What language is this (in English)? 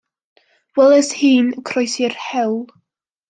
Welsh